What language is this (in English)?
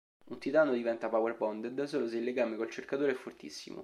Italian